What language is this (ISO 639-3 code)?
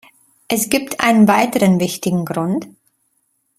deu